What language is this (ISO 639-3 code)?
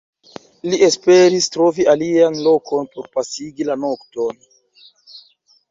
epo